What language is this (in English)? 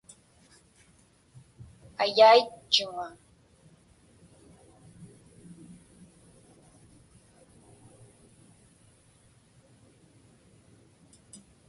Inupiaq